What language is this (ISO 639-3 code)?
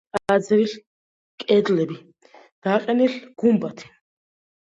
kat